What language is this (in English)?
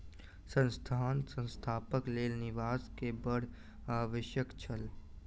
Maithili